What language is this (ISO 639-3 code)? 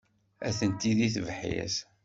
kab